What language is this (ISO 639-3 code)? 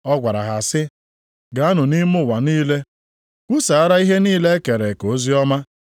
ibo